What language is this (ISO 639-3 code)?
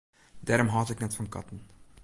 fry